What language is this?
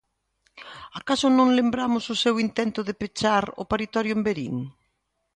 Galician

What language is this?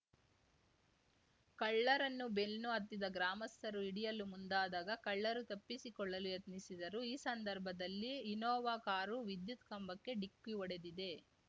Kannada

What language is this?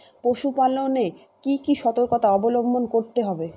Bangla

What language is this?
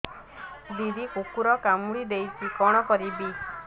Odia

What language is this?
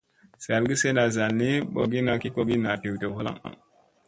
Musey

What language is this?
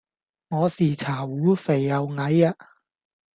Cantonese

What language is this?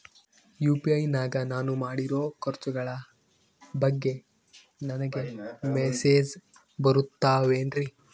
Kannada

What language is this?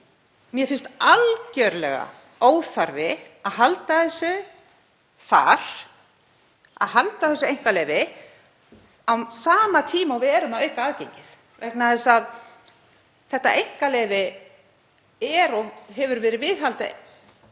Icelandic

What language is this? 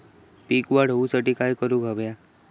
Marathi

